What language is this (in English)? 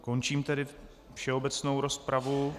Czech